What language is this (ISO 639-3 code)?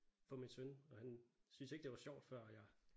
dan